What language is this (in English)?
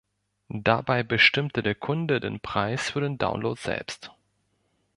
German